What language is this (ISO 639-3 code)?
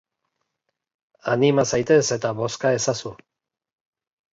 eus